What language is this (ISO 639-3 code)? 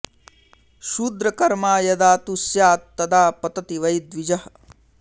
san